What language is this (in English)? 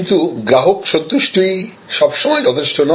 Bangla